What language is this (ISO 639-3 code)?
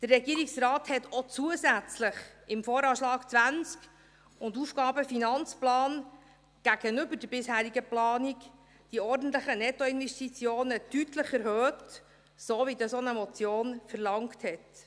gsw